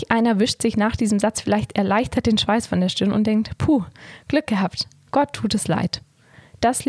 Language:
German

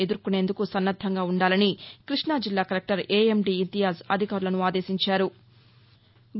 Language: Telugu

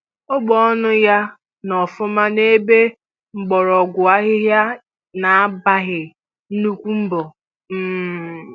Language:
Igbo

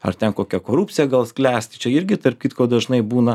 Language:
Lithuanian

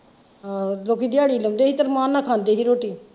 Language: Punjabi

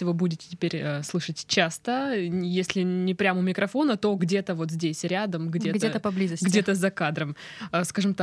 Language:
Russian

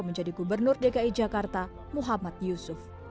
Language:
Indonesian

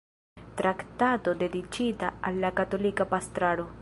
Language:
Esperanto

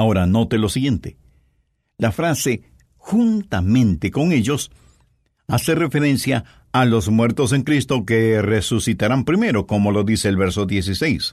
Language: Spanish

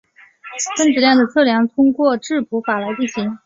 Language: Chinese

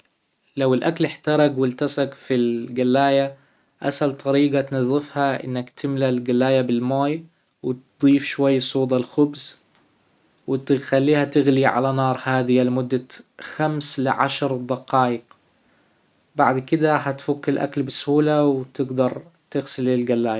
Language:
Hijazi Arabic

